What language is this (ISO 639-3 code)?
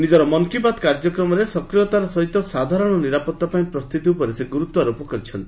ori